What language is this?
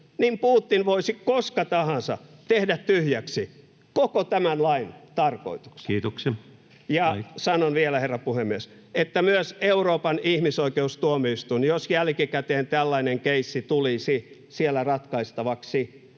Finnish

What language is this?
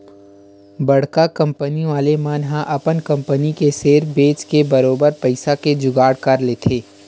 Chhattisgarhi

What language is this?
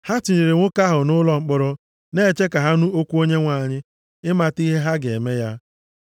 Igbo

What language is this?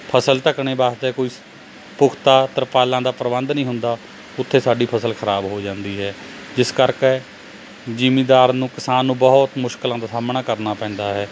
Punjabi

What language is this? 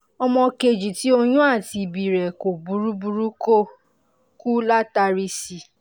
Yoruba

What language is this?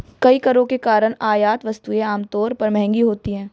Hindi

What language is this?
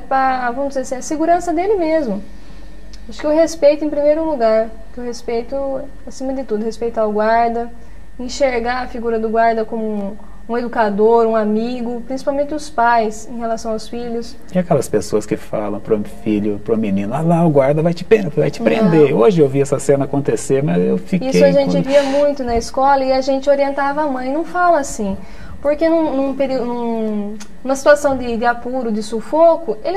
Portuguese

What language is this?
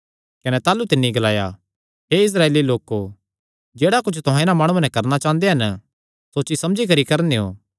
Kangri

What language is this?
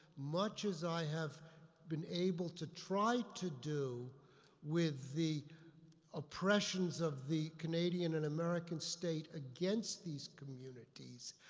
English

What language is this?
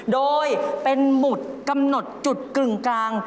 Thai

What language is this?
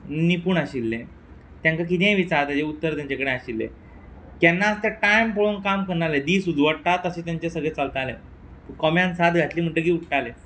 Konkani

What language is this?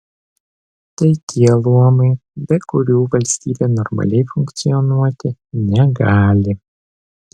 Lithuanian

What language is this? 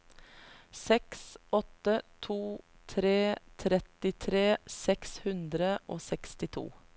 Norwegian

